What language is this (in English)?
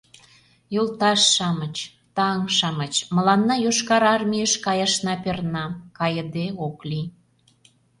Mari